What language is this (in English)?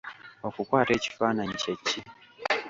Ganda